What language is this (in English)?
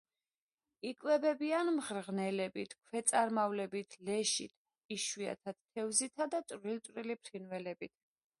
Georgian